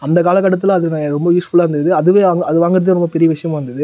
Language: Tamil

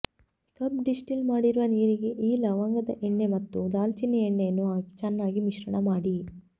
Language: Kannada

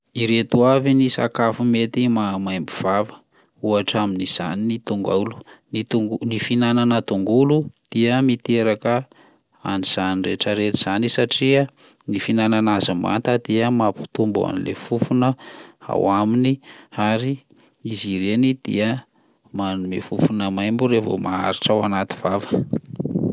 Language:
Malagasy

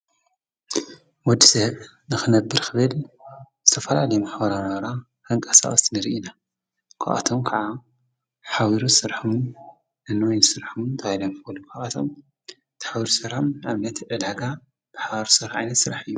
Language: Tigrinya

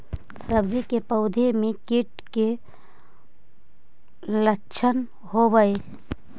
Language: Magahi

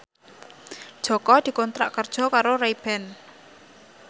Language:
Javanese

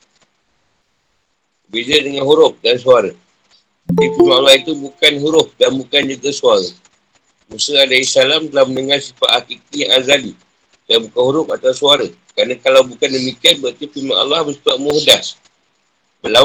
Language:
Malay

